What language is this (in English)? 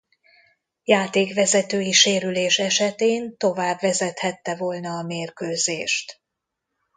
Hungarian